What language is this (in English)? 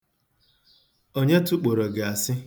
Igbo